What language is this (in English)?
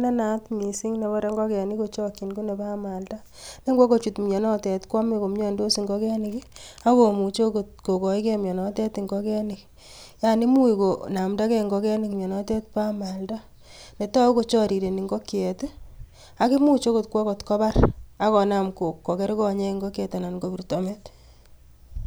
Kalenjin